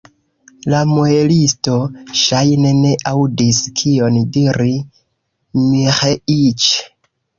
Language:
Esperanto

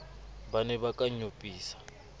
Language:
Southern Sotho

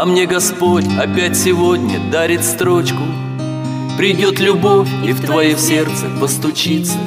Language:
Russian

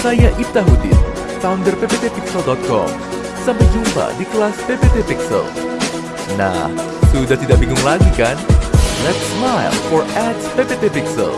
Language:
Indonesian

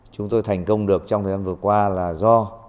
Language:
Vietnamese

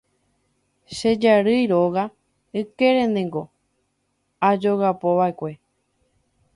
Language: Guarani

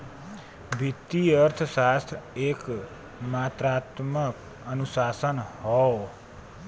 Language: Bhojpuri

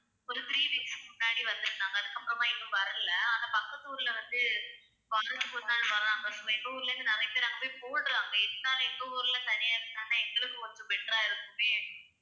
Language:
Tamil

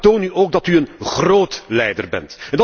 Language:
Dutch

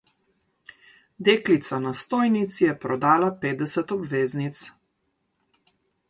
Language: Slovenian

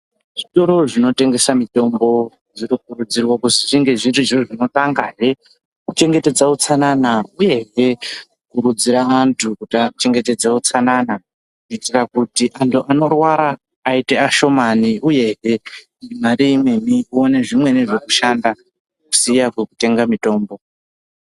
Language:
Ndau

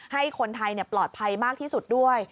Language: Thai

